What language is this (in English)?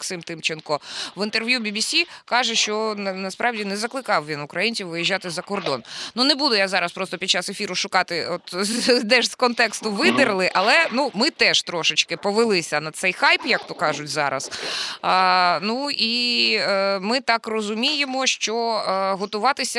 Ukrainian